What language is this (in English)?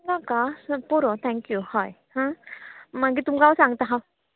Konkani